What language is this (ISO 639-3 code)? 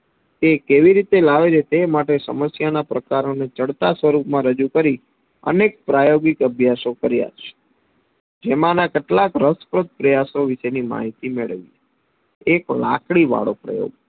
guj